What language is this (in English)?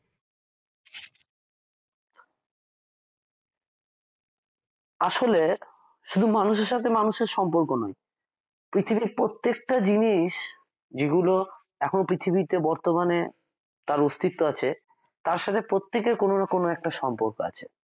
Bangla